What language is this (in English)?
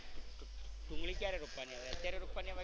Gujarati